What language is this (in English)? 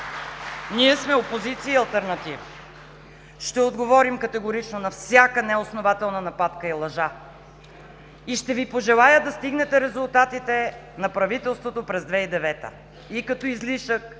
Bulgarian